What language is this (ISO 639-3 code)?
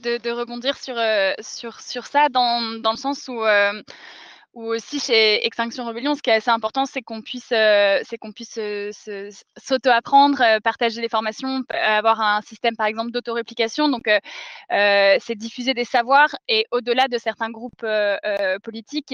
fra